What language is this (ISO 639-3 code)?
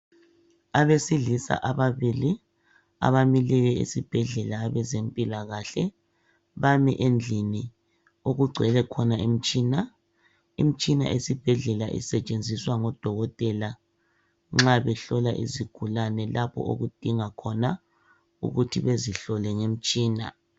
nde